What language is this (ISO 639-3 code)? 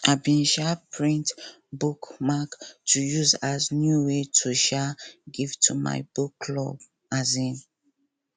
pcm